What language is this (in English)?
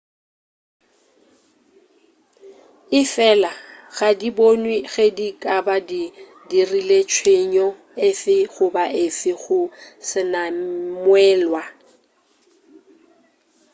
Northern Sotho